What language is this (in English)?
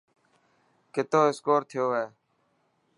Dhatki